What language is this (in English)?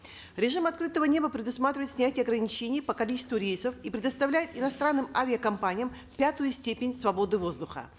Kazakh